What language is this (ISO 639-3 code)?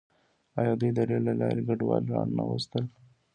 pus